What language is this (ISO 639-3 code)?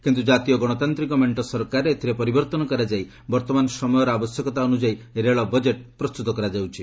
ori